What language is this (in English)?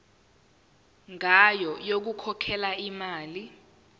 Zulu